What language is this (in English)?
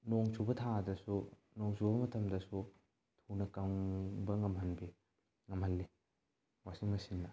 Manipuri